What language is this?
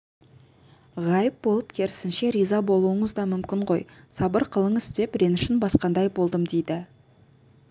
Kazakh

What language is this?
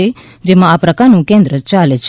Gujarati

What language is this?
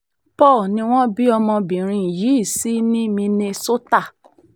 Yoruba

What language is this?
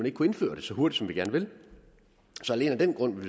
Danish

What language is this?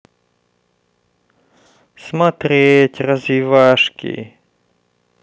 Russian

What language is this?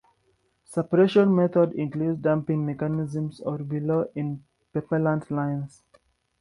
English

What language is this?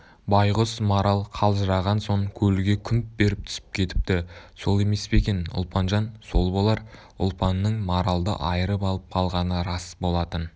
Kazakh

